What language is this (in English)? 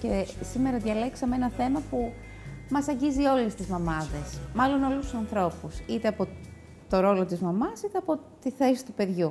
Greek